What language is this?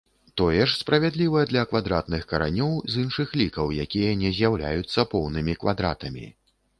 Belarusian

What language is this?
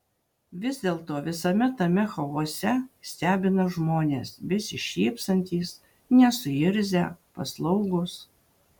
Lithuanian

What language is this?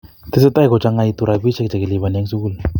Kalenjin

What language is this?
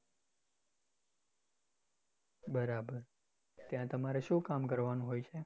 Gujarati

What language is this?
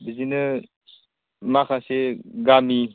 Bodo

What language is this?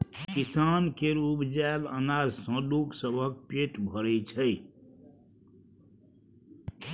Maithili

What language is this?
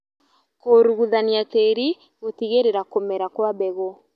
Kikuyu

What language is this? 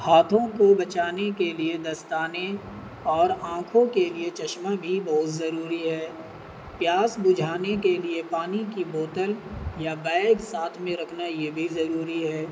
Urdu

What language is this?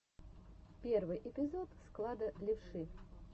Russian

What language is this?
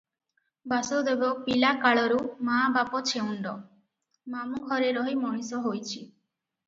Odia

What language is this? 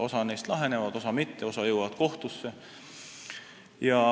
Estonian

